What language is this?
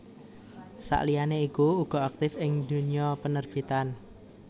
Javanese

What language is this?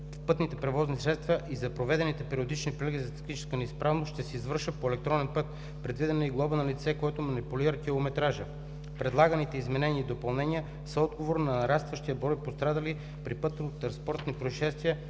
Bulgarian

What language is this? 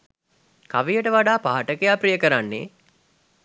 Sinhala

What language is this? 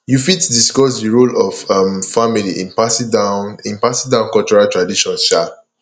Nigerian Pidgin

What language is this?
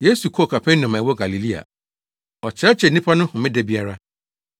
Akan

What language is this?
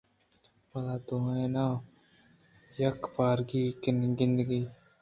Eastern Balochi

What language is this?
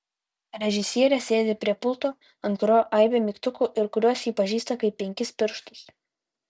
Lithuanian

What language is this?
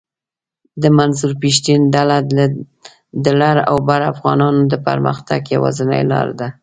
Pashto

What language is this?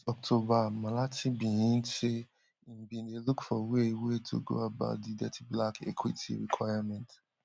Nigerian Pidgin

